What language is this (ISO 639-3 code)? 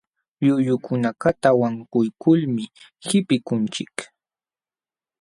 qxw